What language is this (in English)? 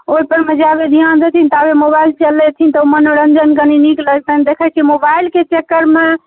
Maithili